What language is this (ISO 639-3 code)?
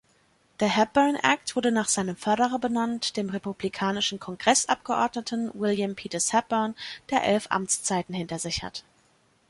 deu